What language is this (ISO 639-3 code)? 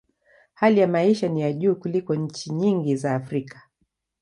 swa